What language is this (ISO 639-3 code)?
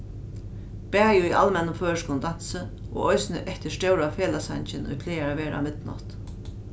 fao